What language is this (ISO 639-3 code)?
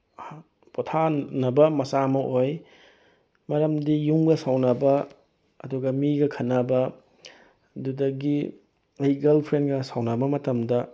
mni